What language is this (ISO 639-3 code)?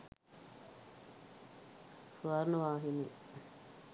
sin